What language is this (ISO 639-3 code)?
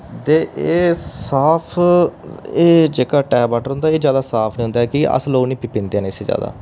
doi